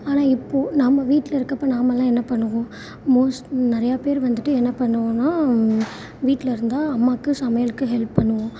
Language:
Tamil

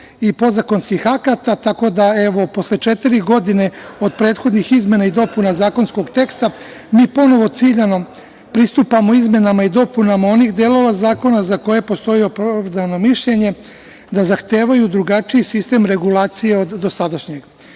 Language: Serbian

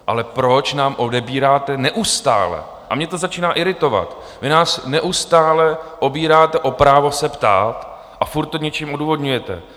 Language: Czech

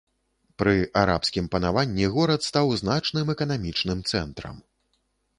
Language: Belarusian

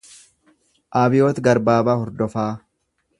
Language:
Oromo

